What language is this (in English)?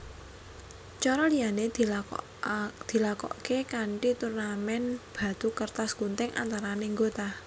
Javanese